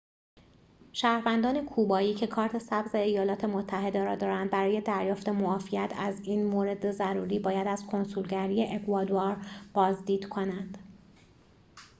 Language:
Persian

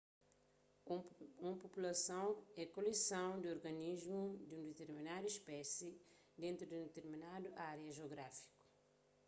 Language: Kabuverdianu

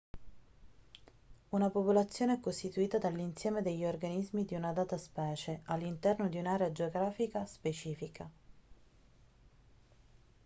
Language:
Italian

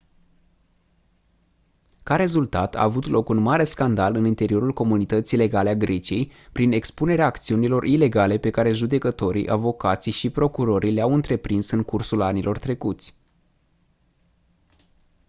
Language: Romanian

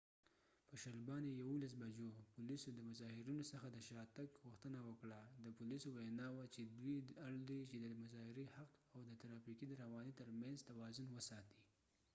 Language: Pashto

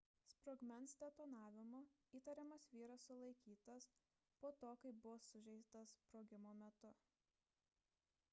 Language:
Lithuanian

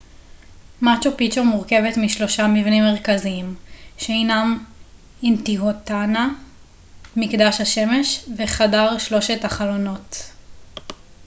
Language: Hebrew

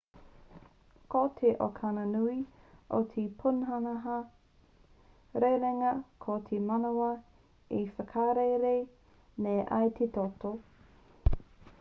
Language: Māori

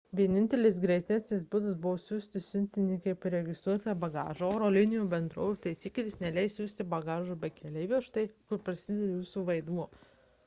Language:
Lithuanian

